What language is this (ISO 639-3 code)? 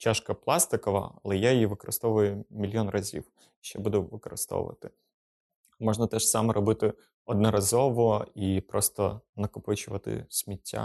ukr